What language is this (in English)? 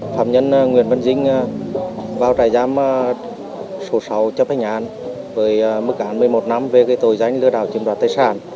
Vietnamese